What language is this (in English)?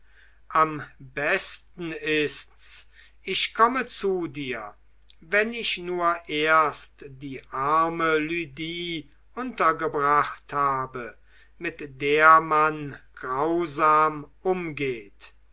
German